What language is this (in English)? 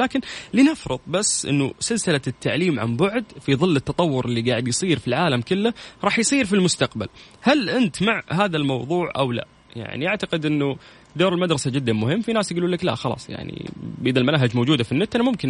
Arabic